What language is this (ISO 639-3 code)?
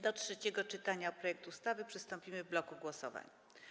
pol